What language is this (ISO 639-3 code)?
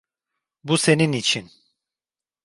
tur